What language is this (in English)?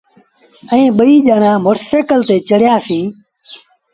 Sindhi Bhil